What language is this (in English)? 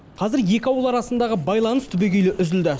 Kazakh